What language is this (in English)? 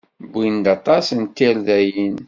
Kabyle